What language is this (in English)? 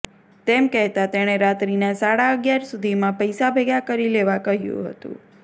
Gujarati